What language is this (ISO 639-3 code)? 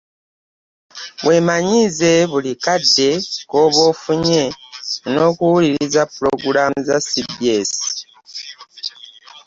lug